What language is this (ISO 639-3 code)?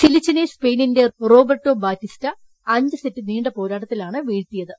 mal